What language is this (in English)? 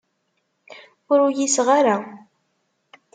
Kabyle